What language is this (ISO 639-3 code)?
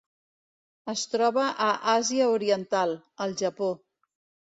cat